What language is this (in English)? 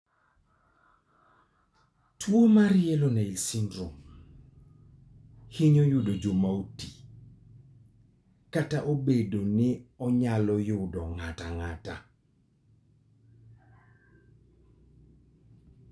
Luo (Kenya and Tanzania)